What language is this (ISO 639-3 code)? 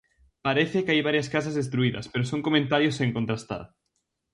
glg